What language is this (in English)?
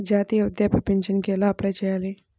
Telugu